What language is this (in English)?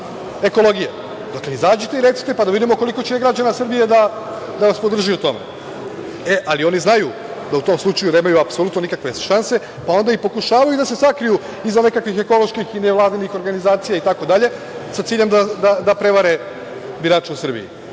Serbian